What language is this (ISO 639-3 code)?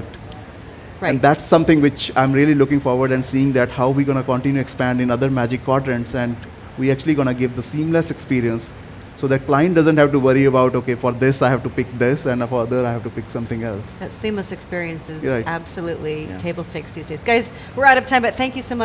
eng